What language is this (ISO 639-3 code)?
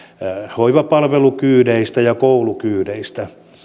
fin